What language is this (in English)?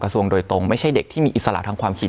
Thai